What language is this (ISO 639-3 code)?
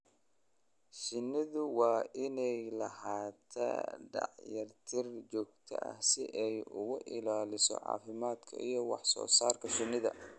som